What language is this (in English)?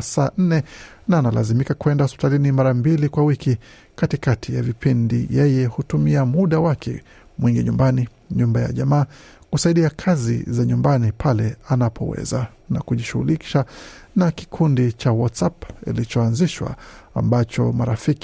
Swahili